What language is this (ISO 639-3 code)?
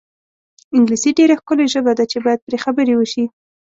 pus